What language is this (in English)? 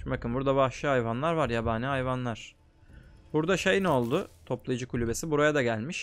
Turkish